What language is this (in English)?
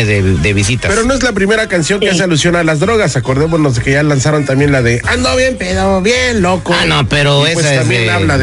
Spanish